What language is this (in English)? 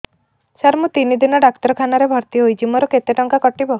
Odia